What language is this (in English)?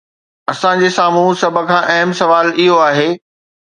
Sindhi